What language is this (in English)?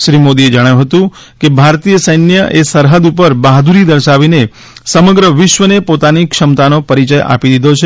Gujarati